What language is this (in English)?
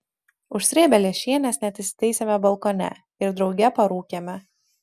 Lithuanian